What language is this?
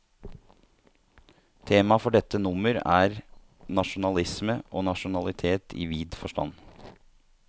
Norwegian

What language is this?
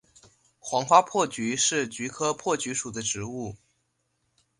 Chinese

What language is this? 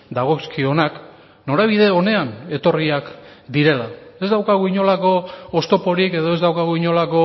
Basque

